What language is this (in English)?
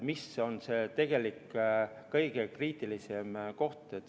Estonian